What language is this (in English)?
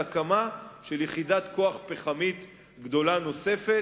Hebrew